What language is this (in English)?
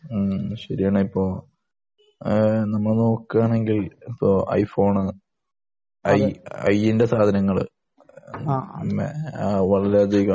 Malayalam